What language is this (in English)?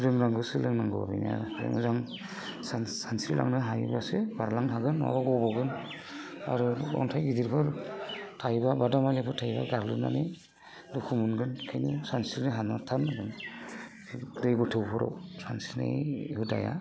Bodo